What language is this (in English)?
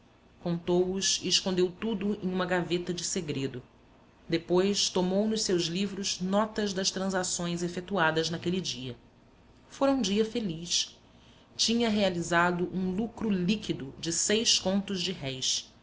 Portuguese